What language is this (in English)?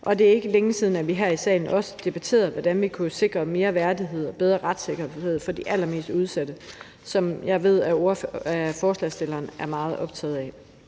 Danish